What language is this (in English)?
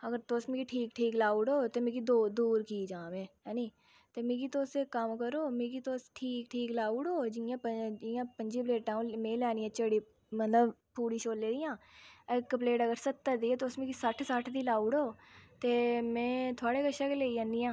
Dogri